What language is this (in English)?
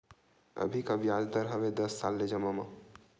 Chhattisgarhi